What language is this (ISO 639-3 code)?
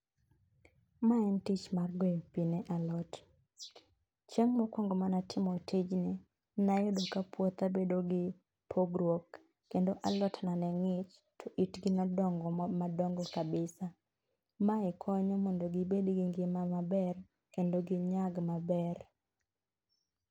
luo